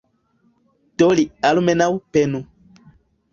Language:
Esperanto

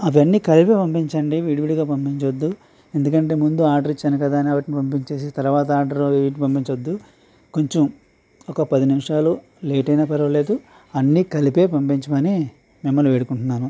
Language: Telugu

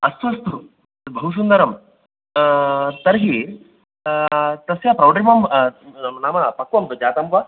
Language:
Sanskrit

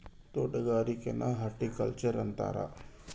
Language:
Kannada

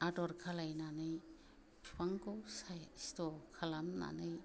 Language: Bodo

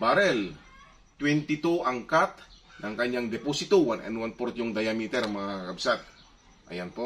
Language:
Filipino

